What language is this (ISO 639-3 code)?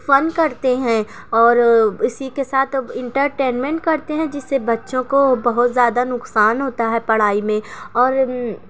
urd